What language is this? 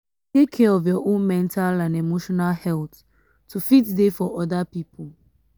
Nigerian Pidgin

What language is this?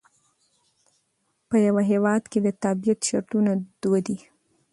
Pashto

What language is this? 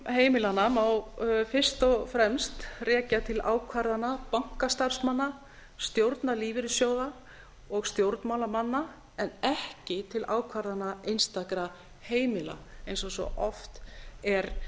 Icelandic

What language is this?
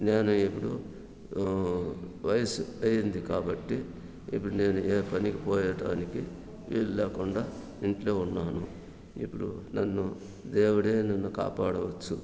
Telugu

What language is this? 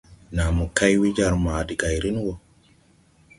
Tupuri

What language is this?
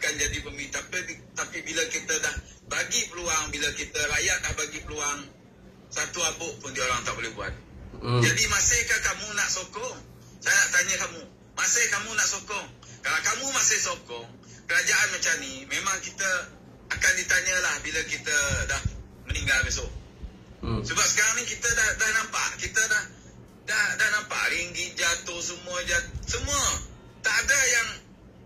Malay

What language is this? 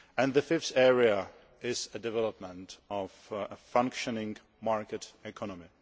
English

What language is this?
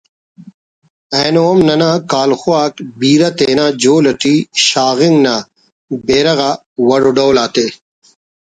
Brahui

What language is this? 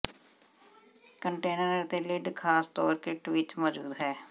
Punjabi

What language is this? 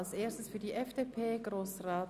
Swiss German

